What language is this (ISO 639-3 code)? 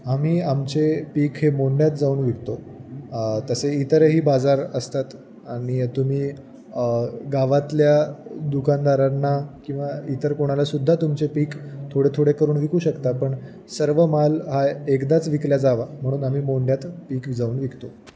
mar